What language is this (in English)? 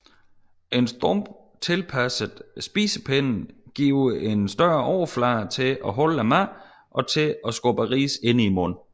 Danish